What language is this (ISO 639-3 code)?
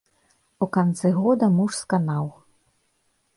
bel